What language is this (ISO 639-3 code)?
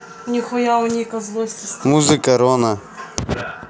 rus